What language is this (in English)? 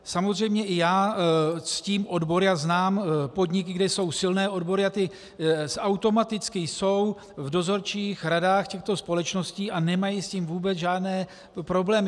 Czech